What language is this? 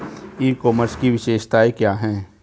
Hindi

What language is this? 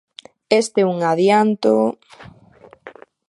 Galician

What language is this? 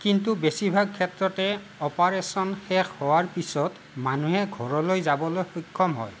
Assamese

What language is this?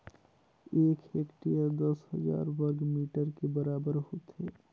Chhattisgarhi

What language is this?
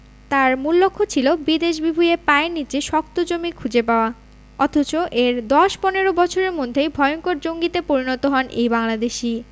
Bangla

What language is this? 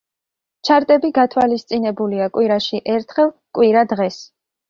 Georgian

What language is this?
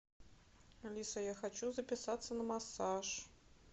Russian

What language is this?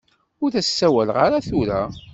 Kabyle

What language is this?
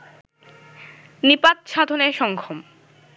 Bangla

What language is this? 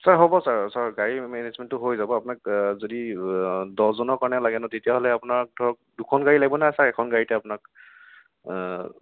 Assamese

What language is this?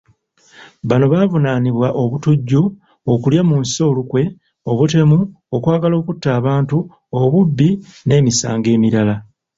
Ganda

